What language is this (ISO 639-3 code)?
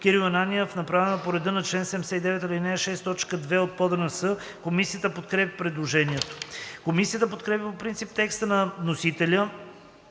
bul